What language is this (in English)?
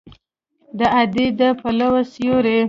Pashto